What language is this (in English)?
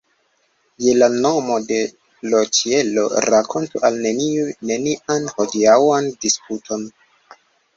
Esperanto